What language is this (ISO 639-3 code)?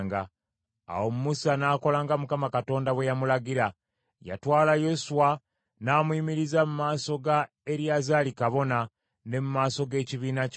lug